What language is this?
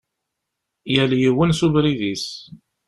Kabyle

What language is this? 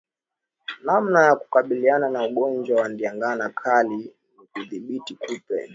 Swahili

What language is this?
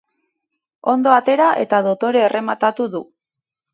Basque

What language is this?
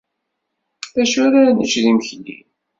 Kabyle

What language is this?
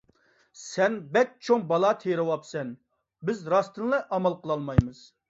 Uyghur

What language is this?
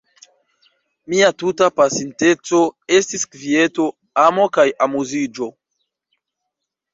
Esperanto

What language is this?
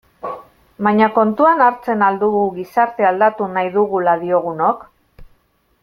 Basque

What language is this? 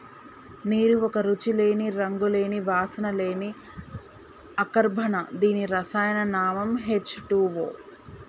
Telugu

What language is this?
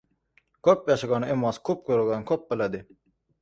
Uzbek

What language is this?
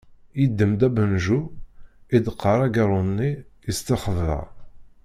Kabyle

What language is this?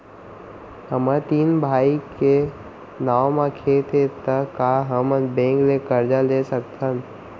Chhattisgarhi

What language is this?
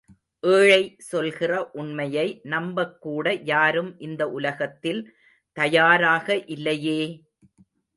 Tamil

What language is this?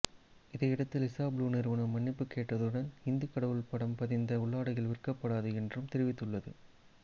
Tamil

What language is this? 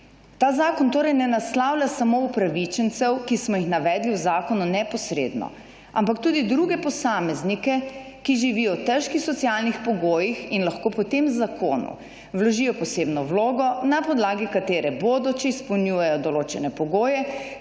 Slovenian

